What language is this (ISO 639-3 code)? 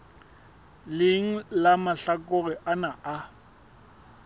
sot